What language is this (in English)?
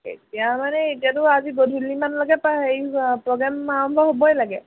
Assamese